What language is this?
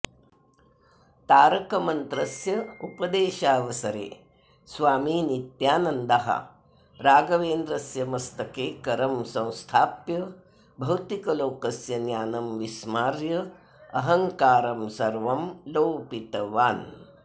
Sanskrit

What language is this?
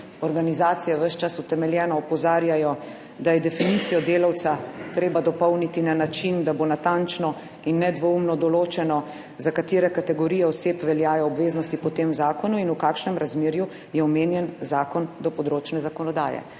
Slovenian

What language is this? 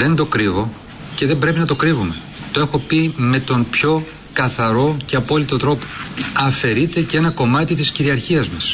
Greek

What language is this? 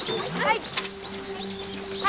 Japanese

